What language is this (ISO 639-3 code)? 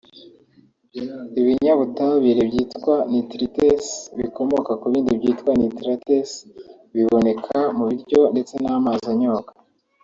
kin